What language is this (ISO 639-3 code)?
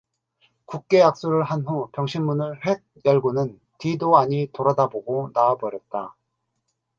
kor